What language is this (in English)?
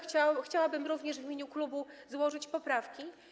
Polish